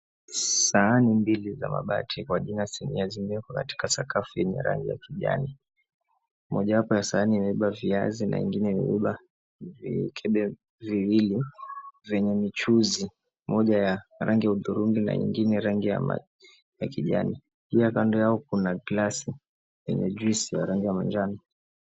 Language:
Swahili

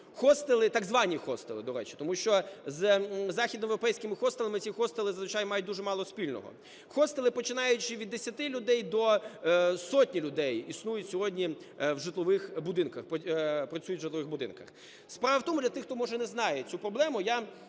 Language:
Ukrainian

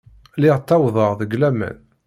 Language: Kabyle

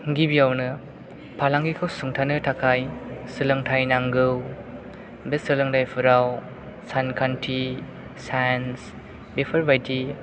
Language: Bodo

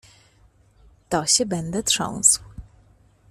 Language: Polish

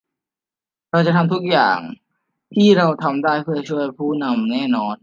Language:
Thai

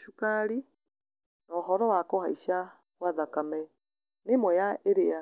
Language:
Kikuyu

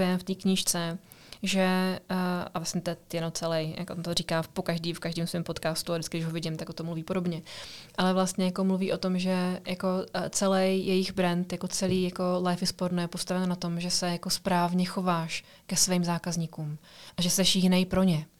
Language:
Czech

